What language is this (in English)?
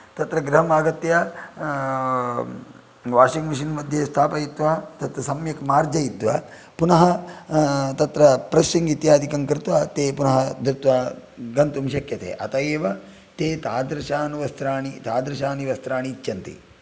Sanskrit